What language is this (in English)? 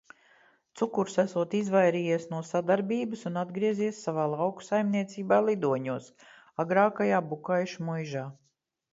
Latvian